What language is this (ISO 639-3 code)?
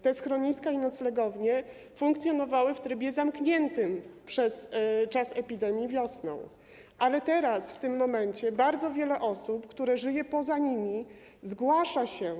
pol